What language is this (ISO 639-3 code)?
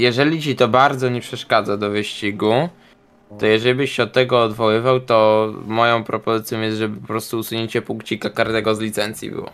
pol